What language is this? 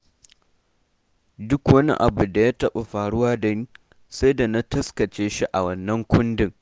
Hausa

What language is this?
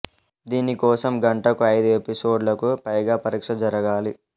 Telugu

